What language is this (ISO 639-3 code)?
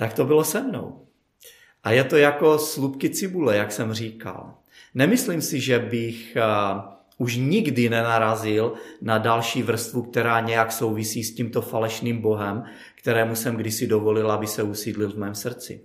ces